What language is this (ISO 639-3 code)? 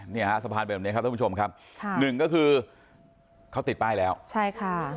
tha